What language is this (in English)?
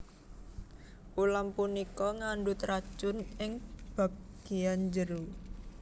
Javanese